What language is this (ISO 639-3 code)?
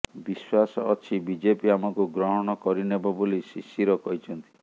ori